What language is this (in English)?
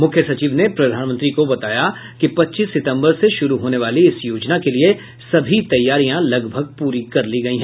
Hindi